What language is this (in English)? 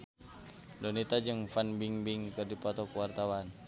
Sundanese